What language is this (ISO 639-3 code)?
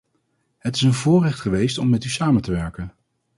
nld